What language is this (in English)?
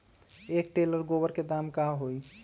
Magahi